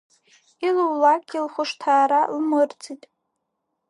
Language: Abkhazian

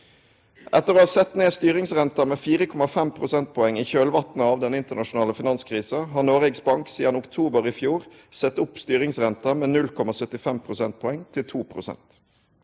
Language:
Norwegian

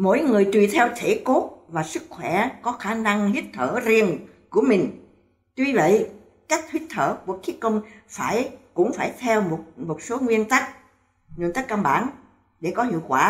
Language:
Vietnamese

